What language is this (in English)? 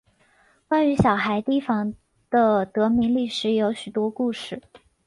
Chinese